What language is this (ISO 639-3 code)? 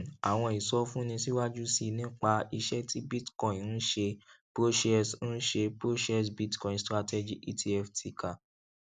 yor